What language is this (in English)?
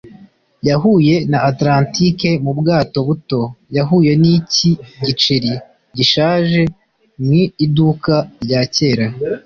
Kinyarwanda